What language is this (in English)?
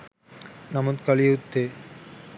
Sinhala